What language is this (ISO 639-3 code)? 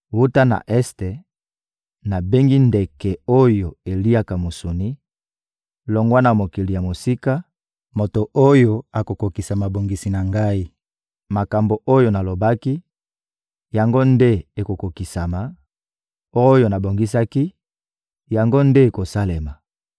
lin